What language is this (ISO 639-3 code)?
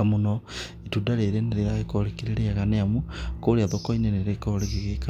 kik